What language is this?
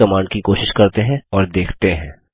Hindi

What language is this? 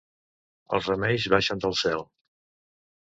Catalan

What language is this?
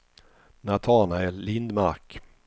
Swedish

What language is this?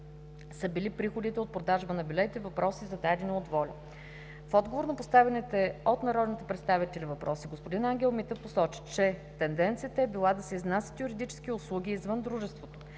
Bulgarian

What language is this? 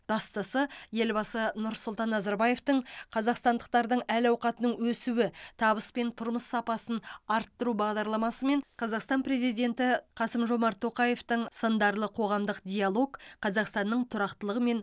Kazakh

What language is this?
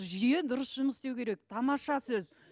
Kazakh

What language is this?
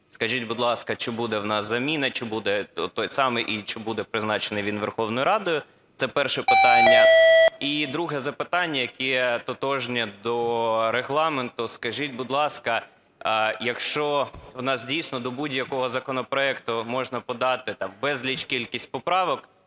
Ukrainian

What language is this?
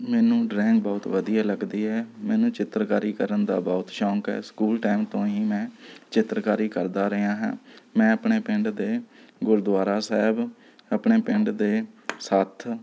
Punjabi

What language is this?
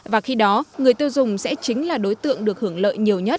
Vietnamese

